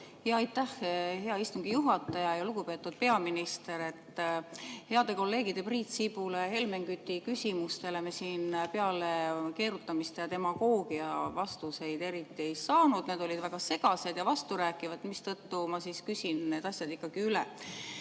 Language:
Estonian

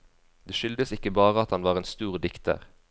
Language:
Norwegian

